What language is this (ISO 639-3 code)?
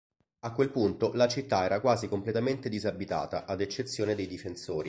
ita